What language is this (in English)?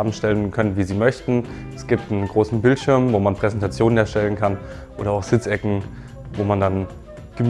German